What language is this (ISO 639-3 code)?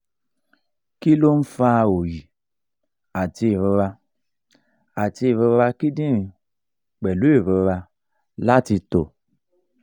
yor